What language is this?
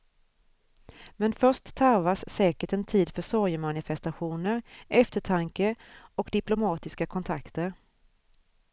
Swedish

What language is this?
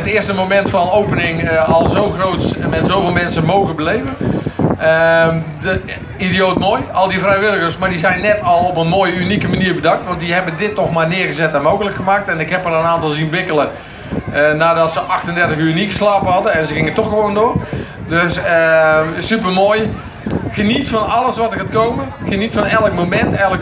Dutch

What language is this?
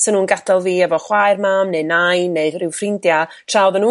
Welsh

